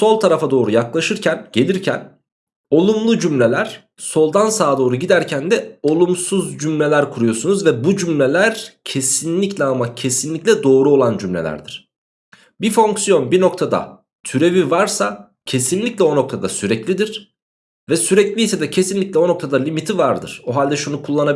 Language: Turkish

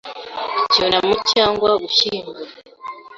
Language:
Kinyarwanda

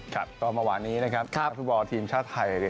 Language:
Thai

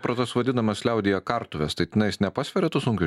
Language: Lithuanian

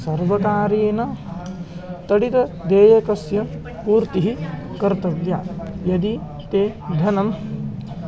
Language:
Sanskrit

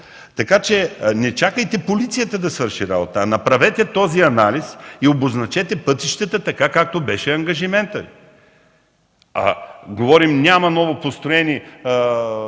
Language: Bulgarian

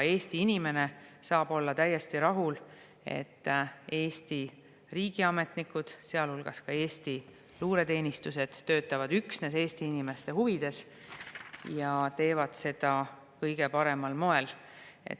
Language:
Estonian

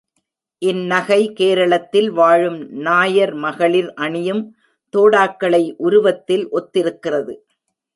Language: Tamil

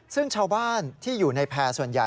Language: Thai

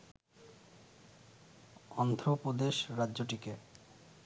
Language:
Bangla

